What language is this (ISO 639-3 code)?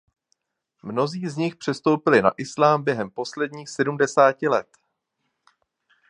ces